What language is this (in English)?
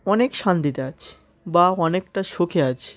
Bangla